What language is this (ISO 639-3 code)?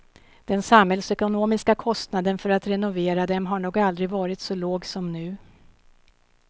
swe